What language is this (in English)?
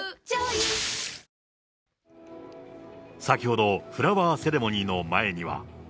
Japanese